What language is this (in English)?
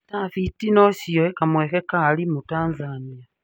Kikuyu